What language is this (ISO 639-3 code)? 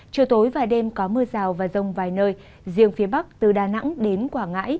vie